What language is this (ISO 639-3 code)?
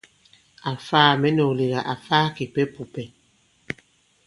abb